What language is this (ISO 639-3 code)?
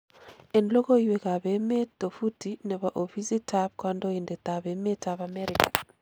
kln